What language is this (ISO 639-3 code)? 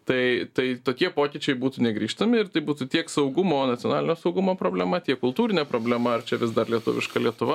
lit